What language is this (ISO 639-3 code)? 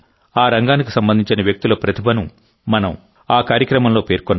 tel